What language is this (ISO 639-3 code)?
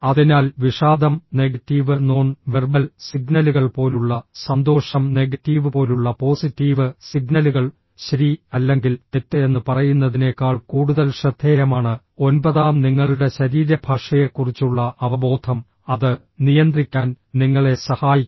mal